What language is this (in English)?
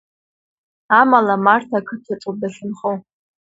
Abkhazian